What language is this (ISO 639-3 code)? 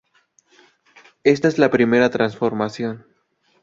spa